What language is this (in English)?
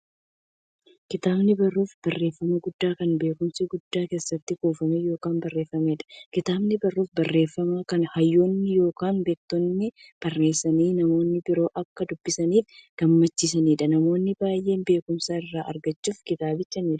Oromo